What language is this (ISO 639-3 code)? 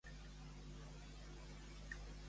cat